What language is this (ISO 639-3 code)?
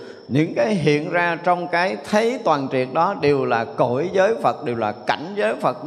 vie